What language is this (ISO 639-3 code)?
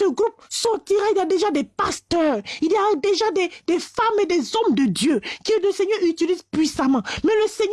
fra